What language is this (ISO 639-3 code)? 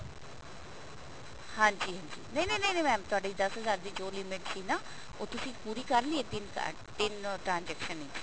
pan